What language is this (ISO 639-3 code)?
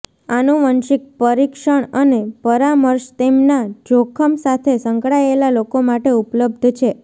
guj